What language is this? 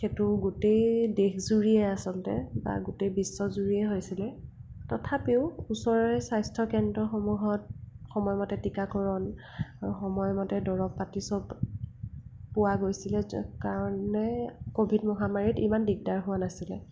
Assamese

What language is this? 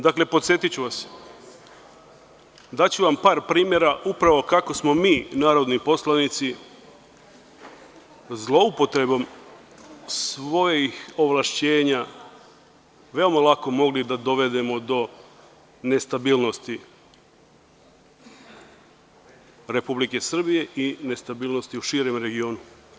Serbian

